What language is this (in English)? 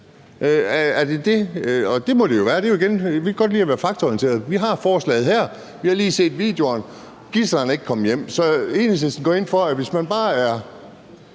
Danish